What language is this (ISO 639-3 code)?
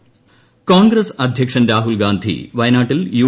mal